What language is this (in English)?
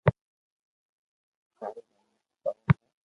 Loarki